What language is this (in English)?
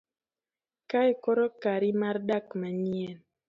Luo (Kenya and Tanzania)